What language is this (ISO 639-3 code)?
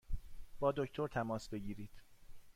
fas